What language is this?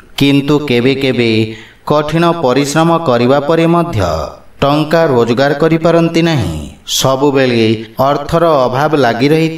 Hindi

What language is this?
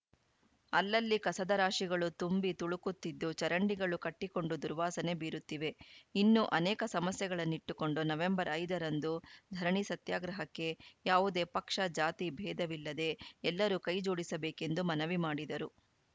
Kannada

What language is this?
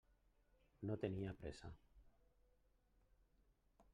Catalan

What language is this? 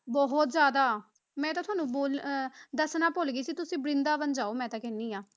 Punjabi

